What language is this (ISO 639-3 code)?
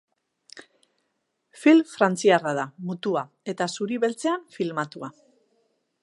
eus